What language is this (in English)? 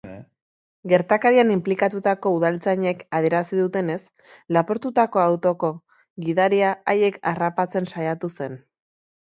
Basque